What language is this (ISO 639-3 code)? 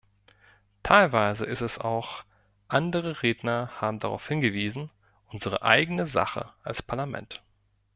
deu